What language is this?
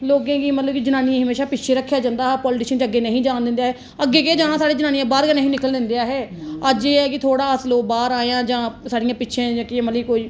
Dogri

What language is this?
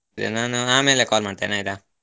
Kannada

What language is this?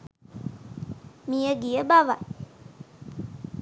Sinhala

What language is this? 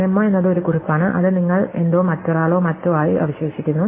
Malayalam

